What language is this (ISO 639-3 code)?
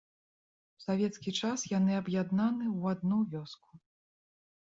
bel